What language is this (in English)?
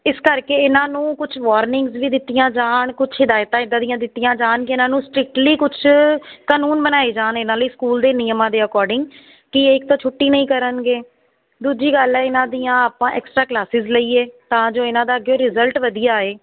Punjabi